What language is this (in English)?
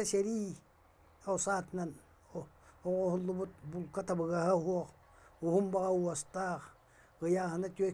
Turkish